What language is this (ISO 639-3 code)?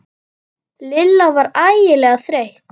isl